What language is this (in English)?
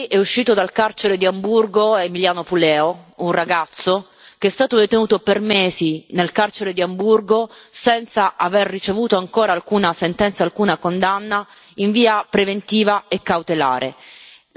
Italian